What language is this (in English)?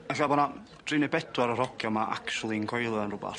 Welsh